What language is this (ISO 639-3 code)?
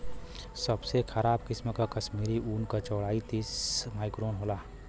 bho